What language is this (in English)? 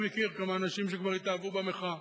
Hebrew